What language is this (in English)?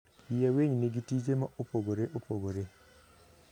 Luo (Kenya and Tanzania)